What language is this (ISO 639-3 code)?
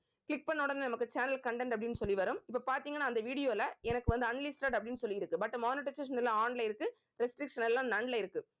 tam